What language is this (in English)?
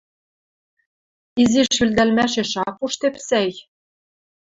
Western Mari